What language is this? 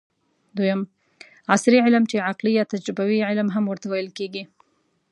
Pashto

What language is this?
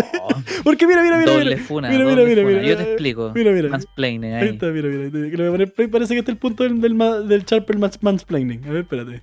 Spanish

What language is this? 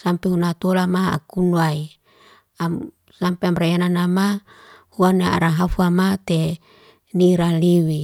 Liana-Seti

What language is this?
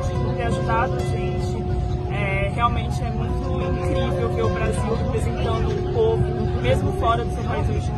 Portuguese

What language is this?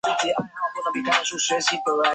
Chinese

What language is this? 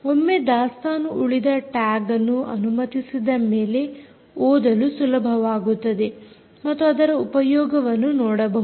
Kannada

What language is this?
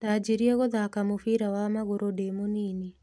Kikuyu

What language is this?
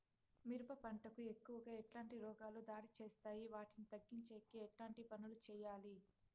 Telugu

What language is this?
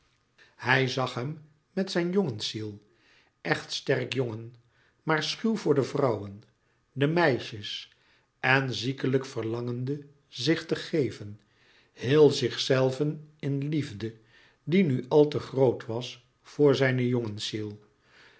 Dutch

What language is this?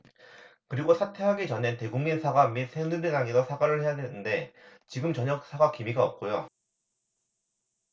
Korean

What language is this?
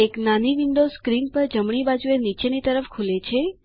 Gujarati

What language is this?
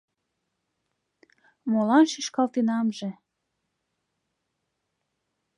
Mari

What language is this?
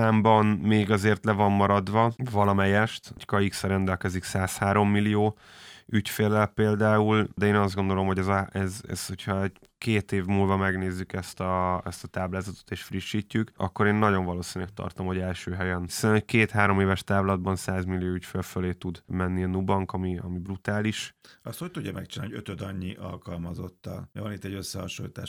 Hungarian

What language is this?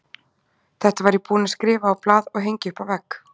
Icelandic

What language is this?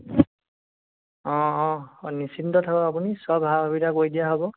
Assamese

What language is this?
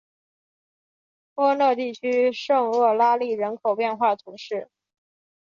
Chinese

